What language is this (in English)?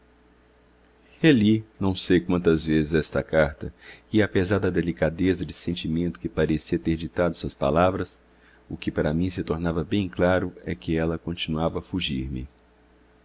Portuguese